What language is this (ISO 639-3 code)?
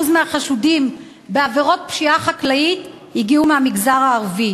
heb